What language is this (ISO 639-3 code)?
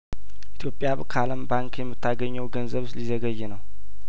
amh